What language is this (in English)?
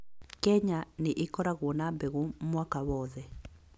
Kikuyu